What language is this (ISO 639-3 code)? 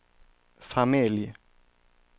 swe